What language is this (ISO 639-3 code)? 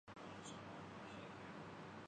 urd